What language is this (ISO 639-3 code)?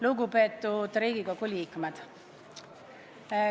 est